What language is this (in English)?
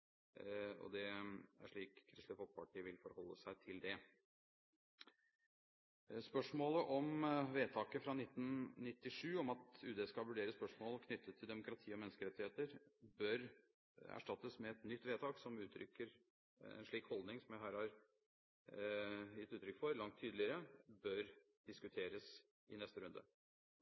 Norwegian Bokmål